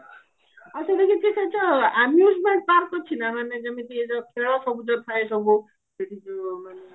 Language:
Odia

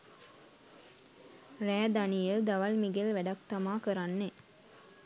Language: Sinhala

